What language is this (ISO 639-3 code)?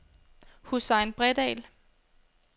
dan